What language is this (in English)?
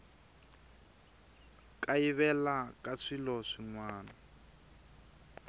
Tsonga